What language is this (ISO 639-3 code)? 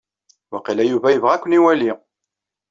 kab